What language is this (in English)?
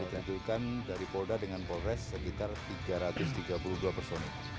Indonesian